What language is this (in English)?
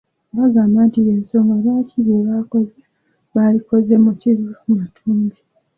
Ganda